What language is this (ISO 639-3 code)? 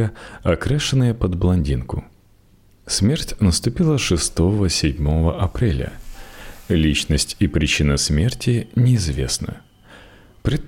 rus